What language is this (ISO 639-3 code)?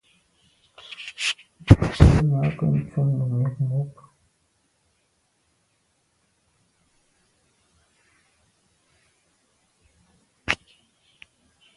byv